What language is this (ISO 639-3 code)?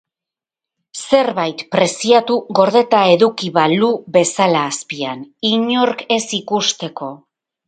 eus